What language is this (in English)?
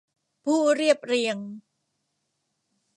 Thai